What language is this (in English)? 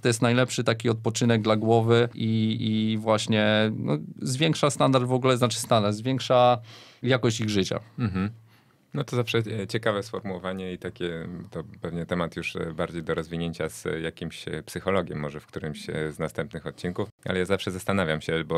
Polish